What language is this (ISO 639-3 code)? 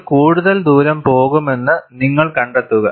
mal